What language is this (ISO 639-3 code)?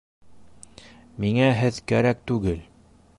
bak